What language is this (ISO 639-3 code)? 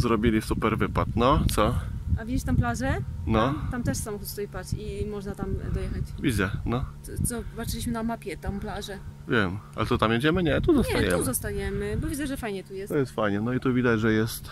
pol